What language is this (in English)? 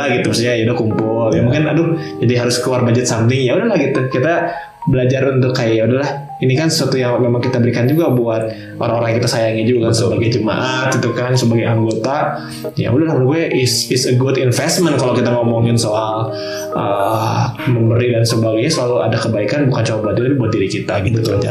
Indonesian